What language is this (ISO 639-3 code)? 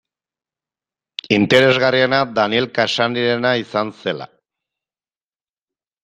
eus